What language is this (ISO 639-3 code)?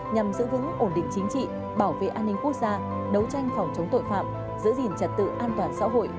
vie